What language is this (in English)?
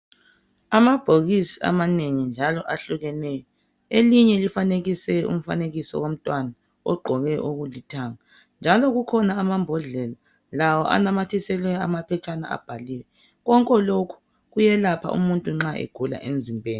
North Ndebele